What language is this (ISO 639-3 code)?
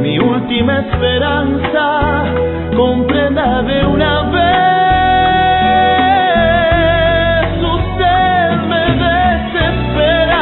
ron